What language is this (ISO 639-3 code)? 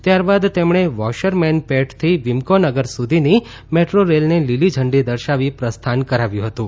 guj